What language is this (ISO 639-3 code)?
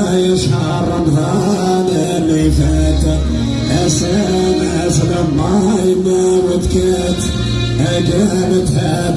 ara